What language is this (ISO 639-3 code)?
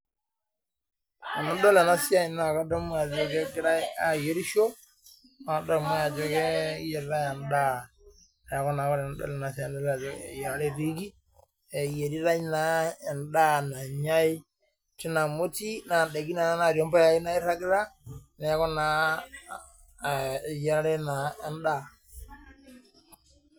mas